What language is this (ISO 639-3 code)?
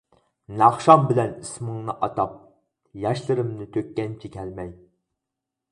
uig